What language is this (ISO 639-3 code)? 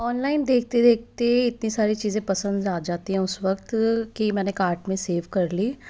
hin